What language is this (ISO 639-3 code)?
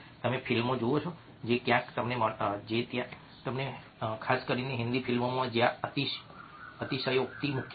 guj